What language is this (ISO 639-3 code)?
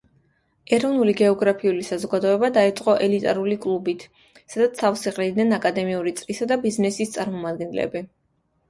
kat